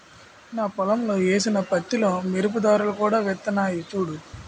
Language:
Telugu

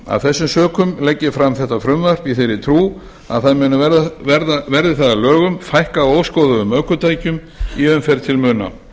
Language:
Icelandic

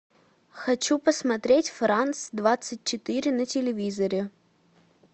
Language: Russian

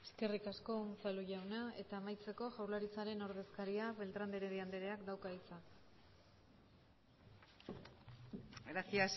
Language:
Basque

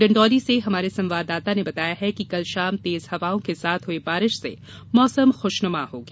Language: Hindi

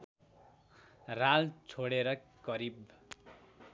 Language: Nepali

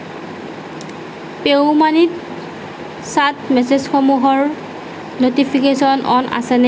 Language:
Assamese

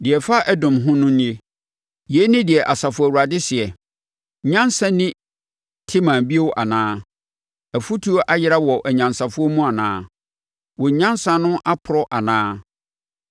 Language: Akan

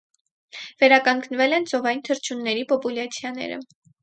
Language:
Armenian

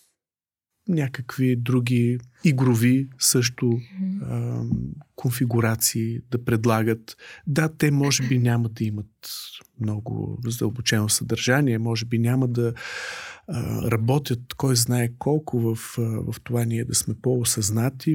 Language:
Bulgarian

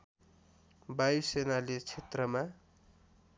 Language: Nepali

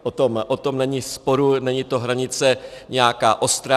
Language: Czech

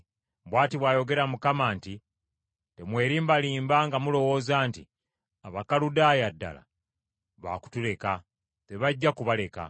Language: Ganda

